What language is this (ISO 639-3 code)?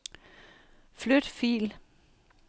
dan